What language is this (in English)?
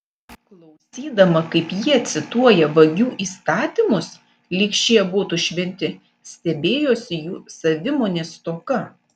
Lithuanian